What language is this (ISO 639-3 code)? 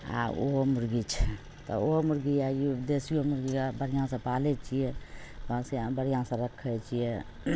mai